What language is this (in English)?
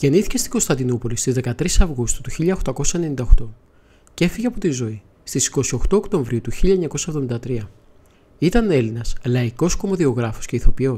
Greek